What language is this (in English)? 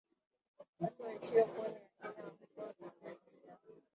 Swahili